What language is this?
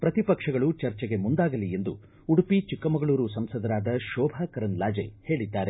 Kannada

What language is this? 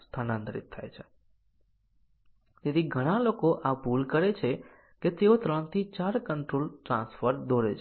Gujarati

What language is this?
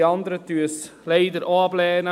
Swiss German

